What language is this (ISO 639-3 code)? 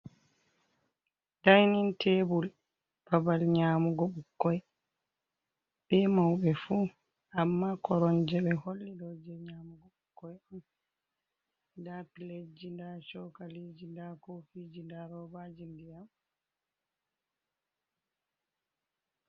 ful